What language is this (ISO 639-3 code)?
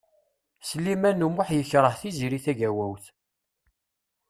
kab